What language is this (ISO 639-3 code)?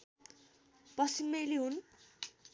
nep